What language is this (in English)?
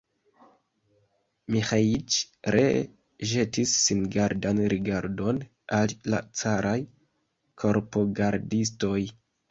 Esperanto